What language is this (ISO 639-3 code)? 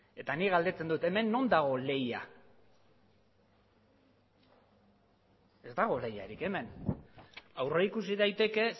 eus